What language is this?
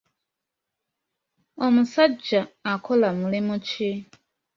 Ganda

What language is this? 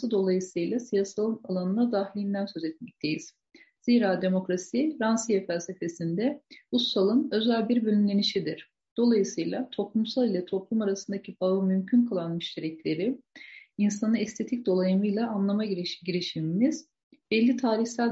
Turkish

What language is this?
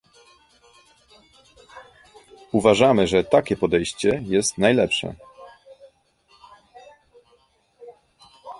Polish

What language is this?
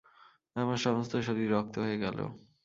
Bangla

